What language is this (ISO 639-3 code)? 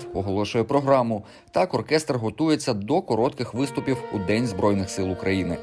ukr